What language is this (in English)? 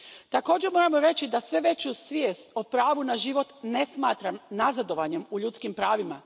Croatian